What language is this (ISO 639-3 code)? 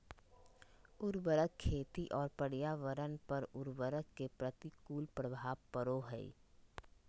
mag